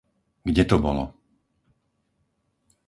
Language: Slovak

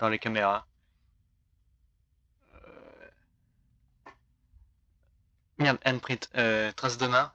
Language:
French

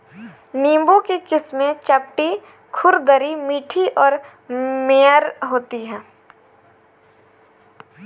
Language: Hindi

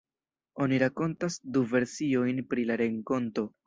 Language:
Esperanto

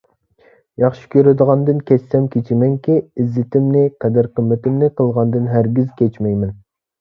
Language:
Uyghur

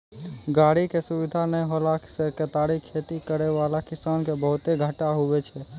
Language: Maithili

